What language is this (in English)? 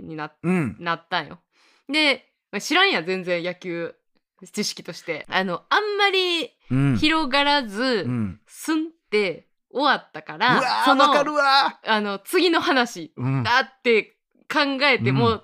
Japanese